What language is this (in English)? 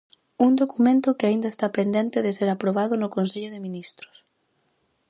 Galician